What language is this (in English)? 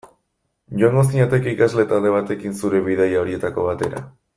Basque